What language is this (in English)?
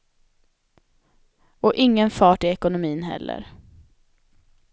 Swedish